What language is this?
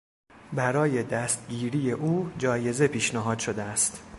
Persian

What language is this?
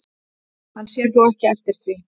Icelandic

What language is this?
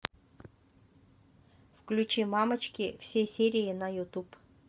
Russian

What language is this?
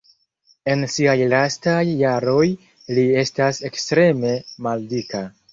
Esperanto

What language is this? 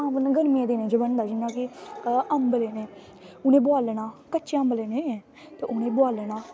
Dogri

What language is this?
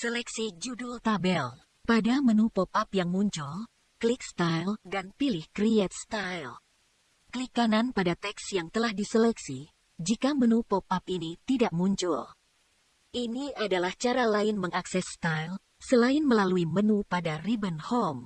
Indonesian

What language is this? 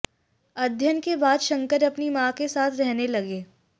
Hindi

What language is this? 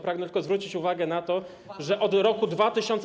Polish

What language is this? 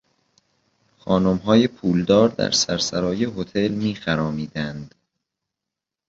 Persian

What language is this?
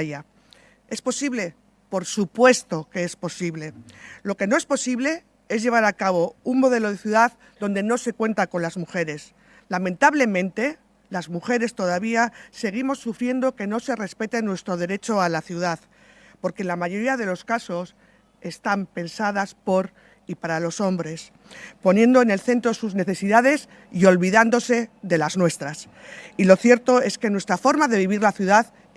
Spanish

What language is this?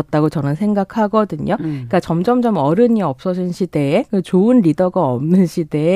Korean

